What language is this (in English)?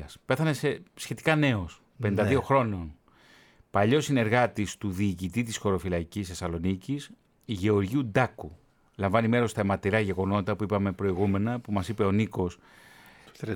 Greek